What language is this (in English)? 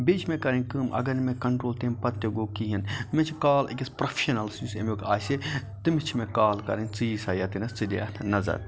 Kashmiri